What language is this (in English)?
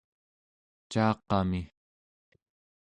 Central Yupik